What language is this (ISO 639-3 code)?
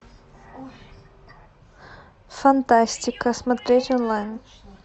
rus